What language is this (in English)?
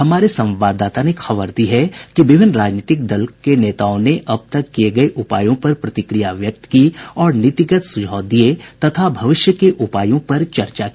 Hindi